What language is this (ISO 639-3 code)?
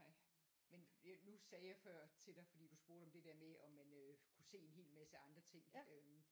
dan